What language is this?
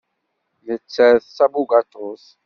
Kabyle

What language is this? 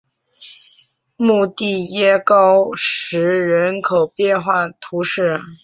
Chinese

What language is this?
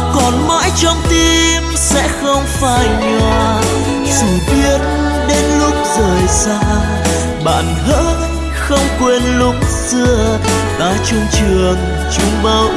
Vietnamese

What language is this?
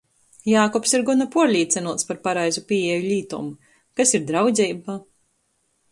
Latgalian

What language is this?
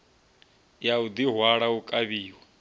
Venda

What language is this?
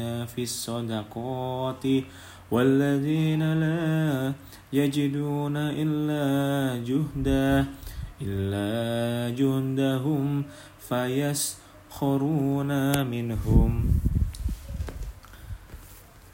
Indonesian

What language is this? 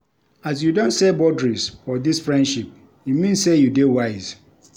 Nigerian Pidgin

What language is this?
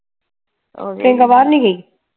Punjabi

